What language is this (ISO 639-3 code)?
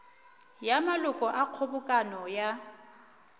nso